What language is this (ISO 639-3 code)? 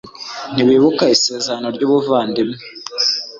kin